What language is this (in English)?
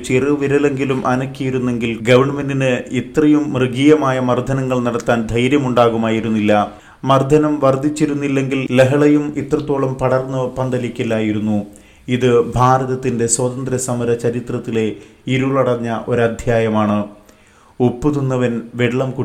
Malayalam